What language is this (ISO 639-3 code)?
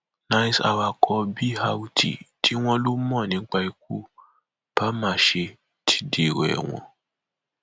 yor